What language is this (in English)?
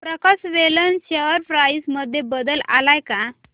Marathi